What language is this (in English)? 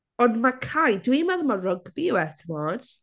Welsh